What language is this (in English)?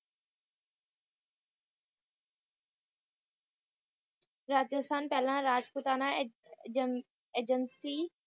Punjabi